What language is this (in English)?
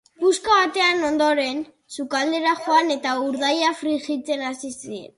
Basque